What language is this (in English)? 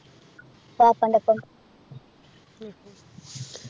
Malayalam